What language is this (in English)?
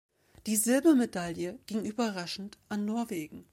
German